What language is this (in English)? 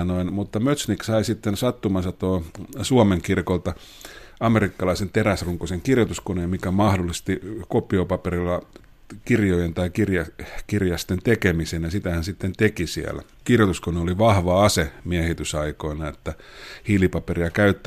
Finnish